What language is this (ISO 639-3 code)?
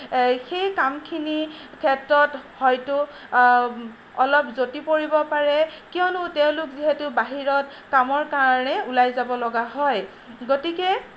asm